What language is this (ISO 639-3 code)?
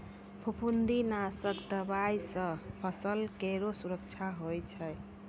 mai